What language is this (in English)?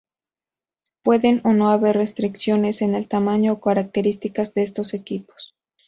Spanish